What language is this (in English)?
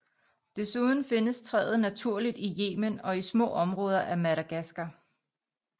Danish